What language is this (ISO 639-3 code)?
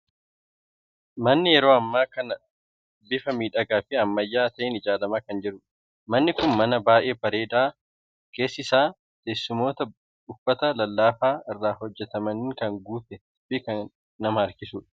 orm